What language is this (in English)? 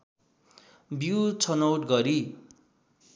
Nepali